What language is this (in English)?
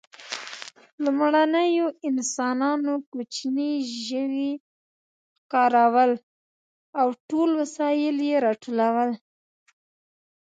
Pashto